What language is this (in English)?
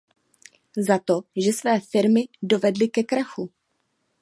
Czech